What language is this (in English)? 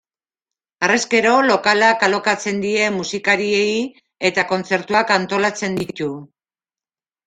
Basque